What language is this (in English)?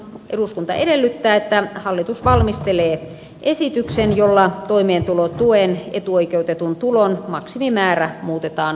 Finnish